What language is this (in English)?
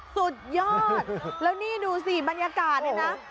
Thai